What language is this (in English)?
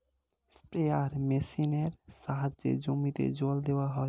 Bangla